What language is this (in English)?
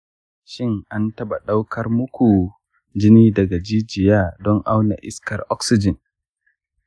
Hausa